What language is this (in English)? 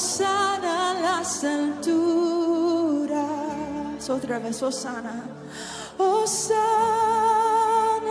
Spanish